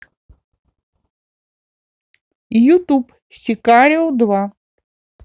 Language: Russian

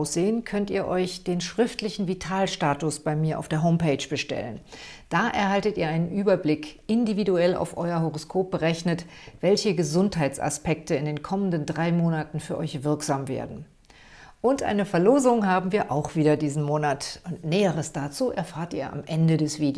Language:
German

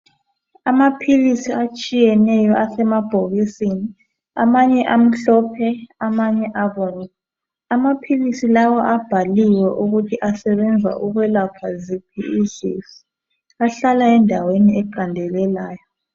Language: North Ndebele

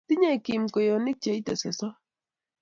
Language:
Kalenjin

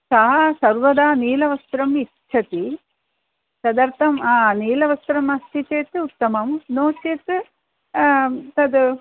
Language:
Sanskrit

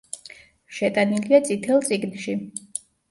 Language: Georgian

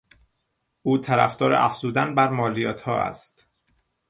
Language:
Persian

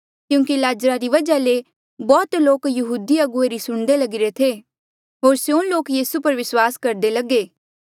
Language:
Mandeali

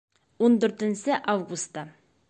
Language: Bashkir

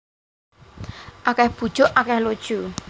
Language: Javanese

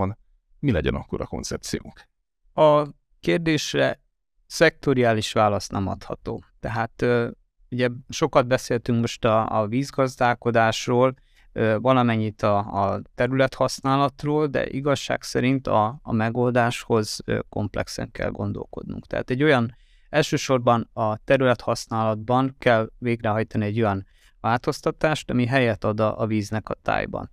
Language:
Hungarian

